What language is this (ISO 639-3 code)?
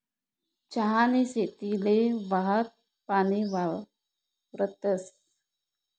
mar